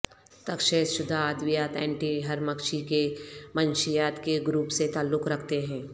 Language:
Urdu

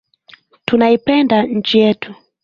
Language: Swahili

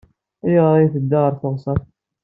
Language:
Kabyle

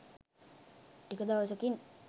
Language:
Sinhala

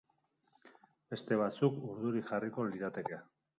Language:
Basque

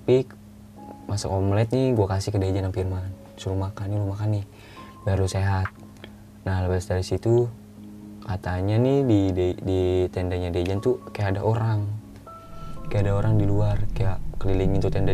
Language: Indonesian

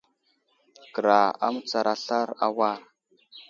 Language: Wuzlam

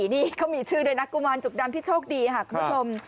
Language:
Thai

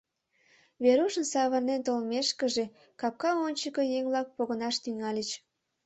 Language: Mari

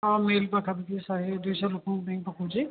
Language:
Odia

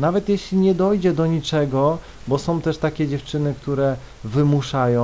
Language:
Polish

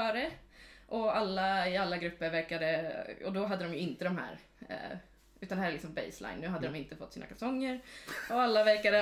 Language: Swedish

